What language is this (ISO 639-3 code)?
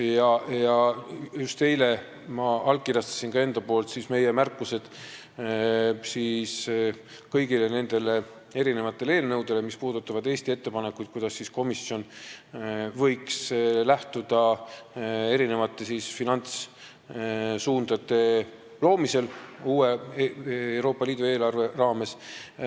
est